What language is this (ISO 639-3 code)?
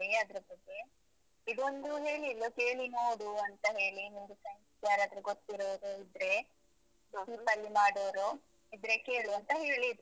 kan